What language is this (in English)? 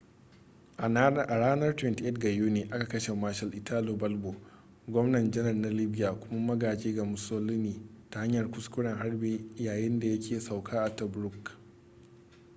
Hausa